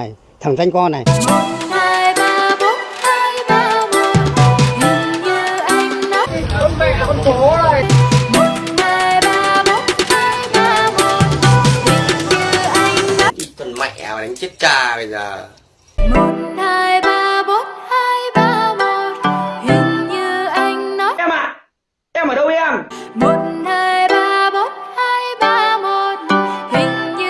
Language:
Vietnamese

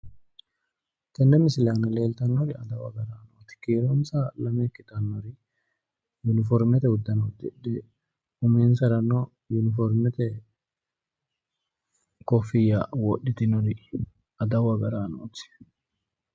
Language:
Sidamo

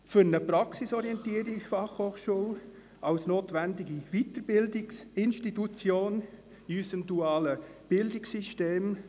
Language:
Swiss German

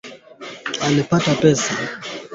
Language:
Swahili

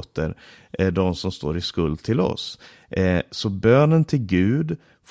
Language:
Swedish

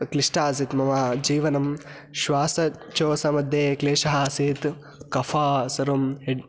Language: Sanskrit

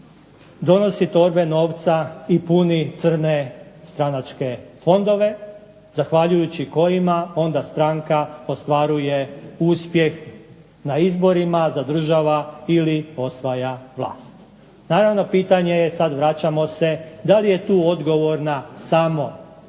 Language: Croatian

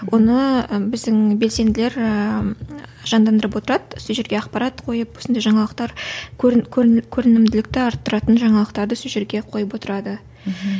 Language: Kazakh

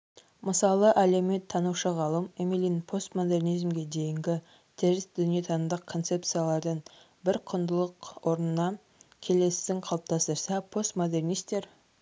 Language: Kazakh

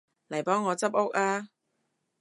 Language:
Cantonese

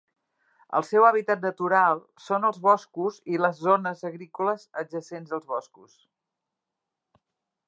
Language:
Catalan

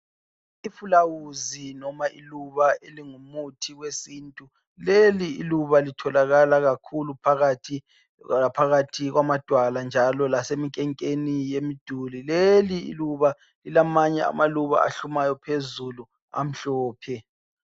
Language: North Ndebele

